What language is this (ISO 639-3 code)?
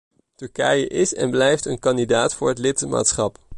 nld